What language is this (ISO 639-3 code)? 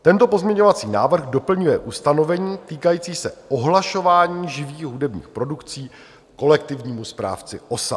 ces